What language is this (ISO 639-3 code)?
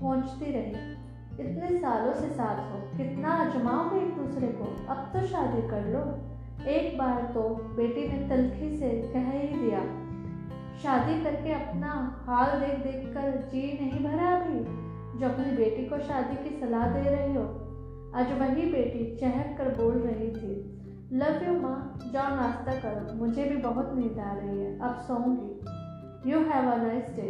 hin